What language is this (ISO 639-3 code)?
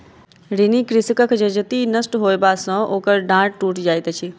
mai